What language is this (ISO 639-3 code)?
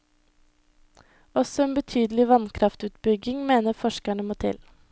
nor